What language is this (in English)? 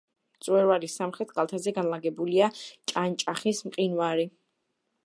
Georgian